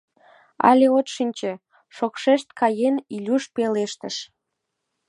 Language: Mari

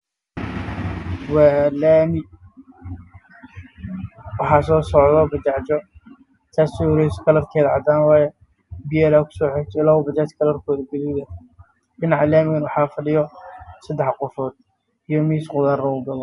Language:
Somali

